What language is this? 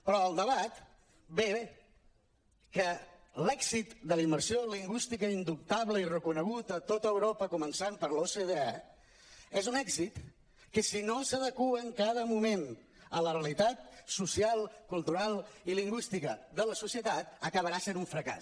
Catalan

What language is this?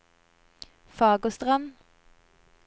Norwegian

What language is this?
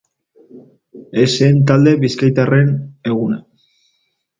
Basque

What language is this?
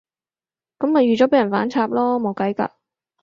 Cantonese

